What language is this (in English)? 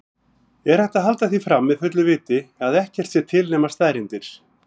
Icelandic